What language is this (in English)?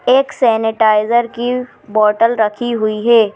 Hindi